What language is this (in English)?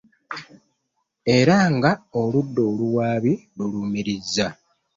Ganda